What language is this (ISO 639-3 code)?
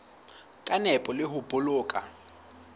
sot